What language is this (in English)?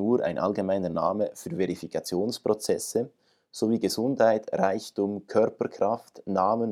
German